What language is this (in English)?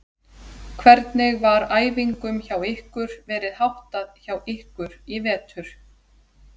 Icelandic